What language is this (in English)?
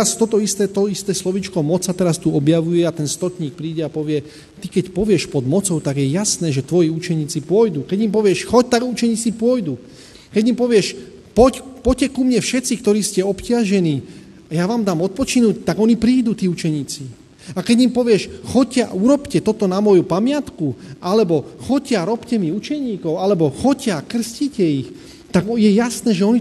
Slovak